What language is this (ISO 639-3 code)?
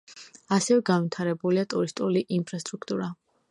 kat